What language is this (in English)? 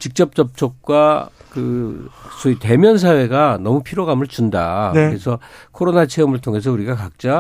Korean